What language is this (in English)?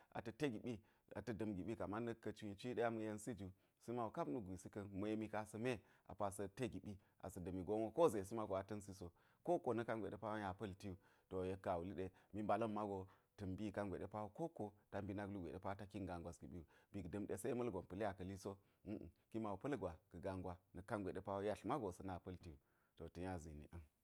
Geji